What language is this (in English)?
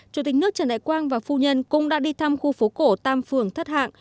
Vietnamese